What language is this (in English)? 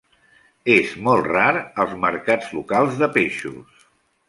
Catalan